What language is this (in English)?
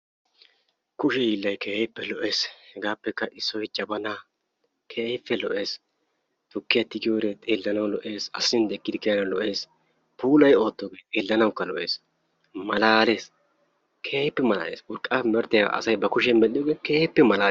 Wolaytta